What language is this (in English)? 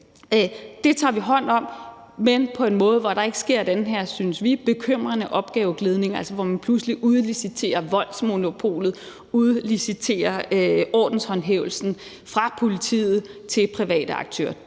Danish